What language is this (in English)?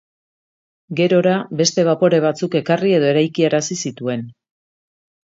Basque